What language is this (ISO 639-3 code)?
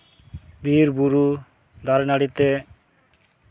sat